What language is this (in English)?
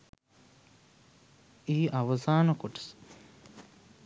Sinhala